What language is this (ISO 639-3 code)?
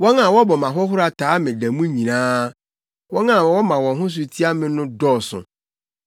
aka